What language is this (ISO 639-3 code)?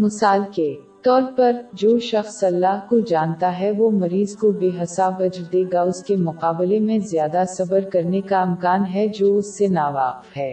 urd